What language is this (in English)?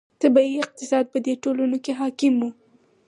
Pashto